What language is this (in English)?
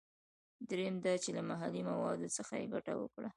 Pashto